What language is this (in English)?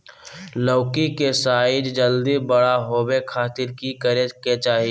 Magahi